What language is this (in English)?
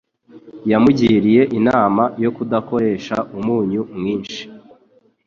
Kinyarwanda